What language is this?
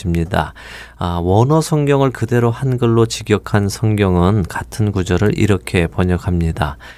Korean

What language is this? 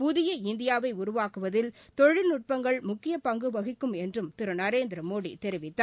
Tamil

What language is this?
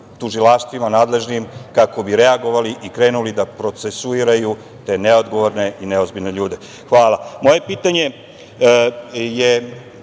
Serbian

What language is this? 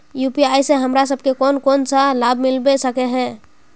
Magahi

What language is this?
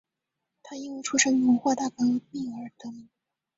Chinese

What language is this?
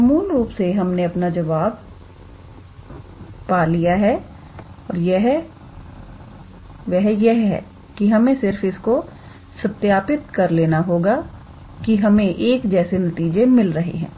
Hindi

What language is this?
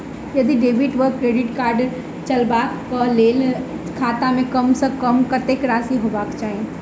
Maithili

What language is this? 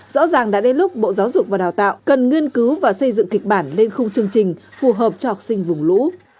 Vietnamese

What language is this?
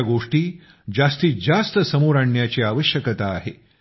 Marathi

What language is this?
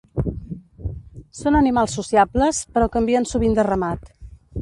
Catalan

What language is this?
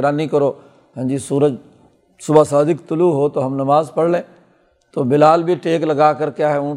Urdu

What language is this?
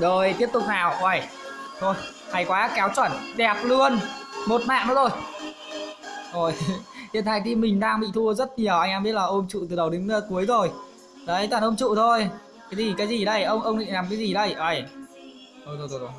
Vietnamese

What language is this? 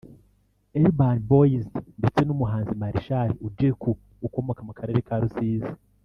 Kinyarwanda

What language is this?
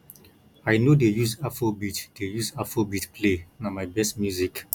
Nigerian Pidgin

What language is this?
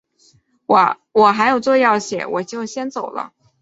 Chinese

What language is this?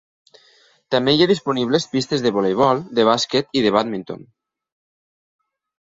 Catalan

